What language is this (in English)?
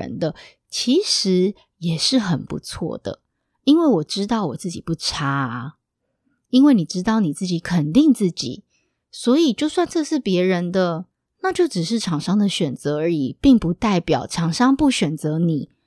Chinese